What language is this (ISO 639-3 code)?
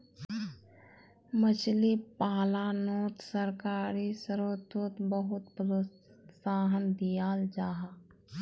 mag